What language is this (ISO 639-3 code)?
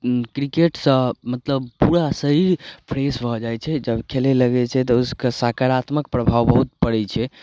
mai